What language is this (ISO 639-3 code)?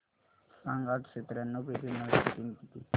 mar